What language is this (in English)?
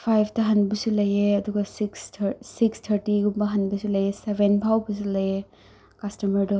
Manipuri